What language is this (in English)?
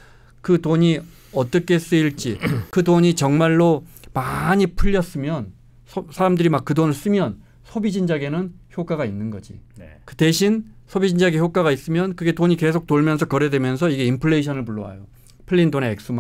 Korean